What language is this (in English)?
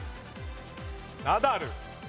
Japanese